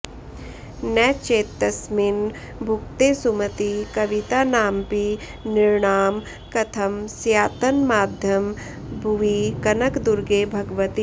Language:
Sanskrit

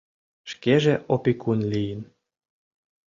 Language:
Mari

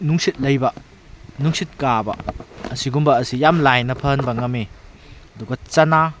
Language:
Manipuri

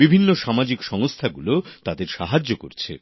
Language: Bangla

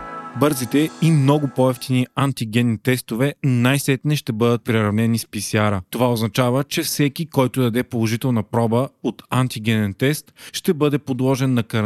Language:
Bulgarian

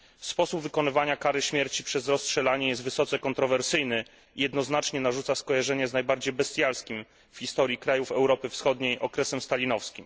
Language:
Polish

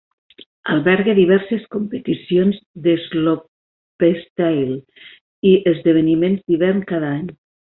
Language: Catalan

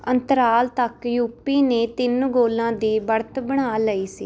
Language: Punjabi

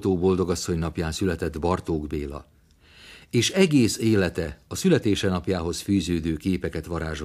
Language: Hungarian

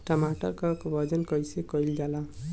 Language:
Bhojpuri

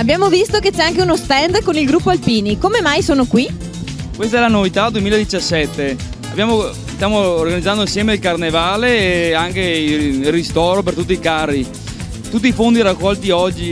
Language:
Italian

